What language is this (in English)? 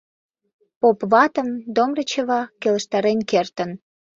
Mari